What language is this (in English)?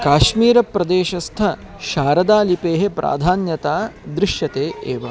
Sanskrit